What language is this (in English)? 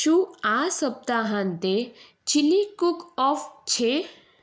Gujarati